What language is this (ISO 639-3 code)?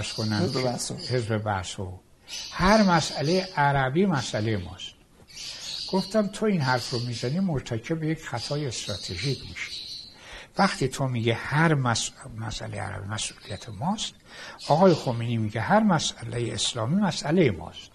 fas